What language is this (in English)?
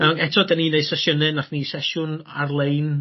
Welsh